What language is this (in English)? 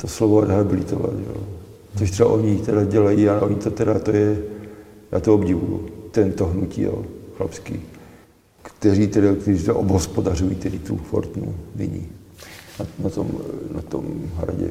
Czech